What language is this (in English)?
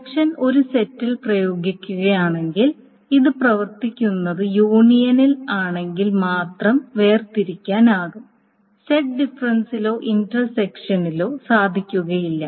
Malayalam